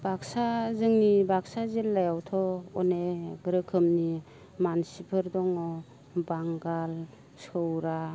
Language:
Bodo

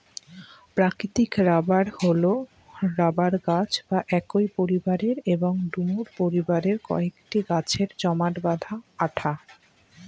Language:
Bangla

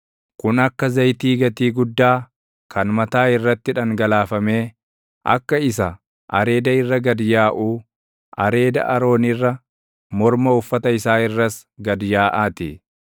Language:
Oromo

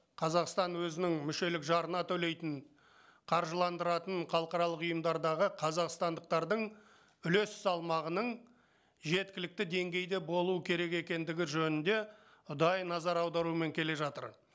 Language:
Kazakh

